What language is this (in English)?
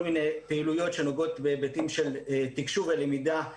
Hebrew